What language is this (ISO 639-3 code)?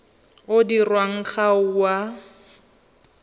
tsn